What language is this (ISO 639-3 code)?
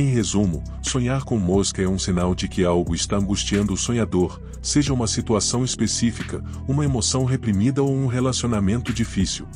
por